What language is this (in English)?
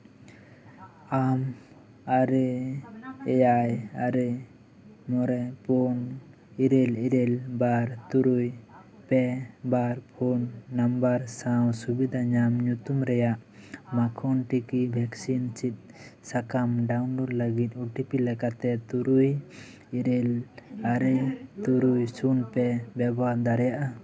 Santali